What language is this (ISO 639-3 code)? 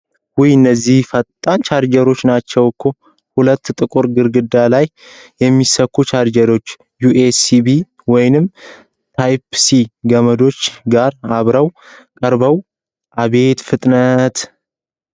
amh